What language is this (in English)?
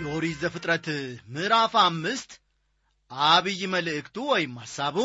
Amharic